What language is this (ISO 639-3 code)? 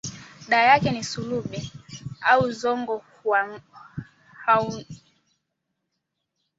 swa